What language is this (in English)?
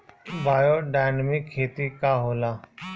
Bhojpuri